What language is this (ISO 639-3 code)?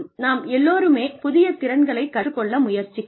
tam